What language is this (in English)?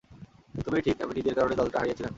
Bangla